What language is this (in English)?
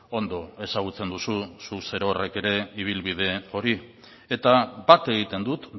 Basque